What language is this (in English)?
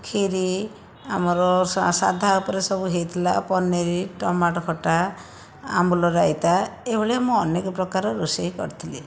Odia